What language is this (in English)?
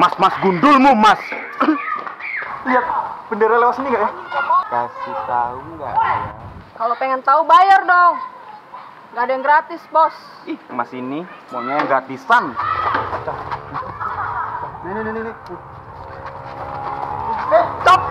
Indonesian